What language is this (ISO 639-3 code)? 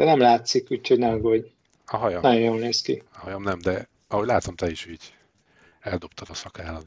hun